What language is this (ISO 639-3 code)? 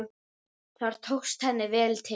isl